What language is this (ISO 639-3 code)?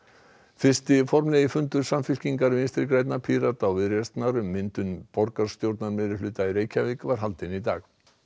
isl